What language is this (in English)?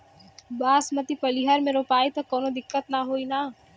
Bhojpuri